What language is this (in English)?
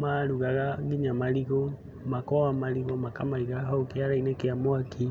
Kikuyu